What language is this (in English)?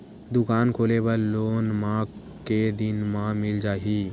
Chhattisgarhi